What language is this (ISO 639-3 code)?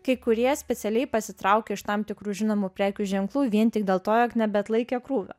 lit